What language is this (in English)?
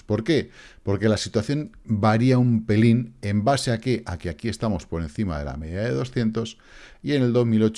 Spanish